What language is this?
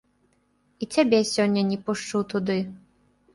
Belarusian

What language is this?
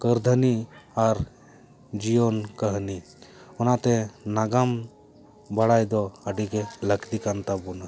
Santali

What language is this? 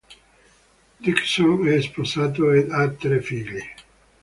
Italian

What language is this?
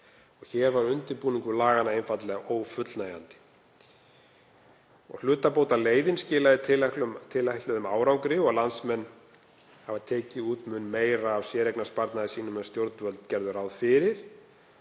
Icelandic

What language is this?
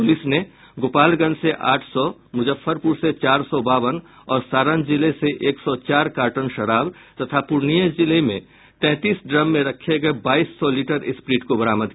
Hindi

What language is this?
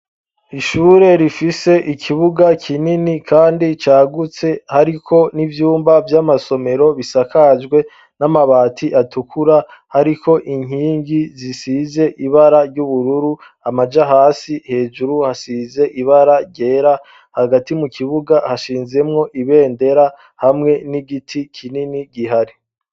Rundi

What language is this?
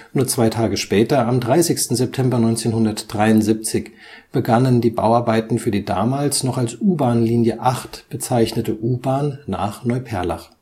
German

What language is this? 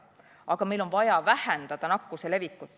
Estonian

